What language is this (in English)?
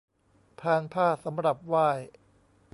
Thai